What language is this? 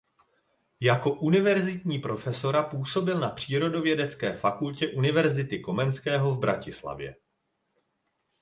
Czech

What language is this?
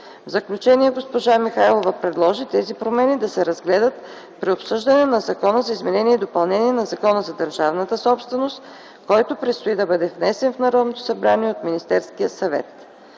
Bulgarian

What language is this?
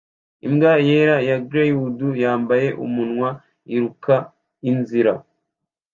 Kinyarwanda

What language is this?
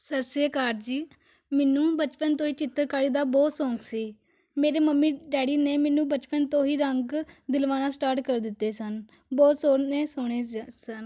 Punjabi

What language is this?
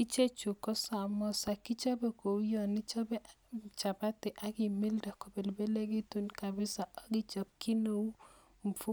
Kalenjin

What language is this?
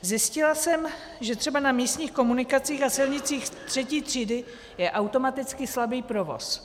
Czech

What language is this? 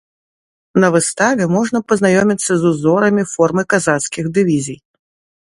Belarusian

